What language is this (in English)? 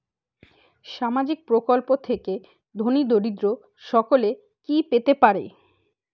Bangla